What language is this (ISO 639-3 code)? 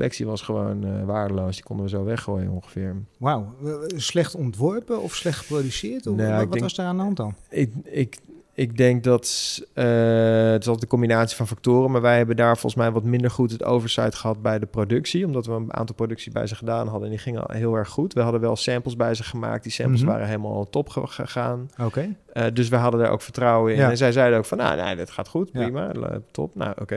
nld